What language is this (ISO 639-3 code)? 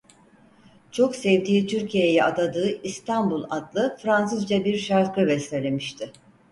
tur